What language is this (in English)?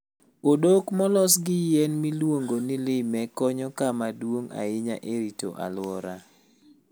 Luo (Kenya and Tanzania)